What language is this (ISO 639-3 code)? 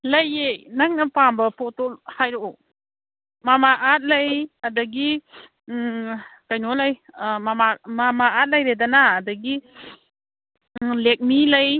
mni